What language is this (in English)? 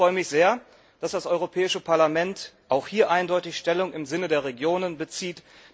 German